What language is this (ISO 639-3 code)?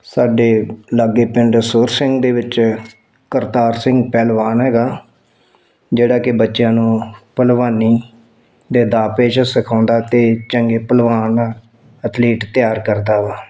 pan